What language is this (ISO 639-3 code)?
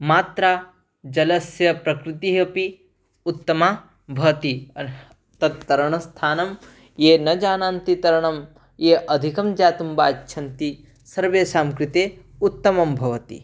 san